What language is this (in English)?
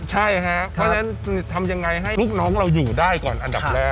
Thai